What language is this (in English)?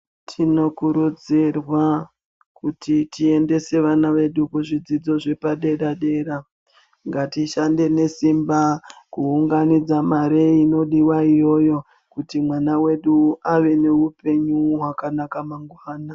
Ndau